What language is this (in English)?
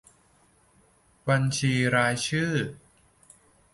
Thai